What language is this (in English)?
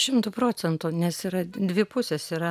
Lithuanian